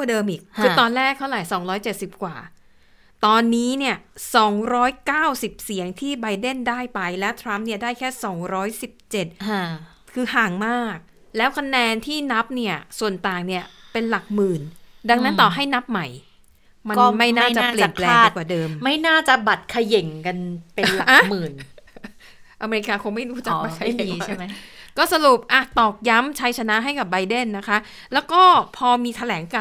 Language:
Thai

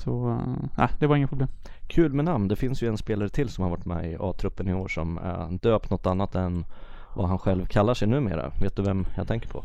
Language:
Swedish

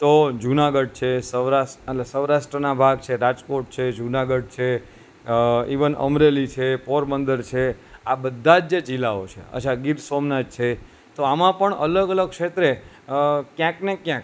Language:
Gujarati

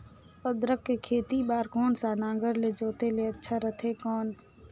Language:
Chhattisgarhi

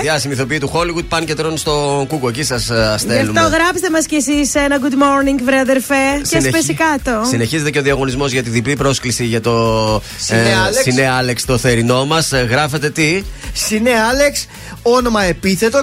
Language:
Greek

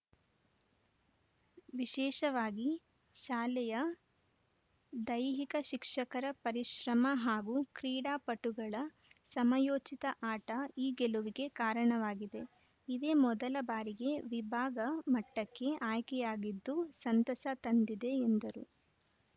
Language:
Kannada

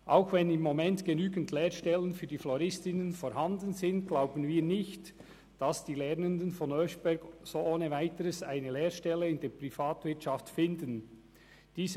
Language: Swiss German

